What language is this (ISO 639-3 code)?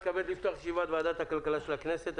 heb